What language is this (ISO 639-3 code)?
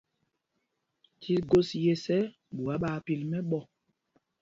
mgg